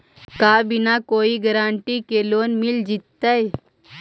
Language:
Magahi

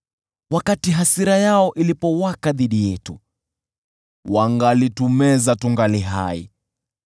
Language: Swahili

